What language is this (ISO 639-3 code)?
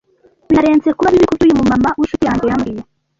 kin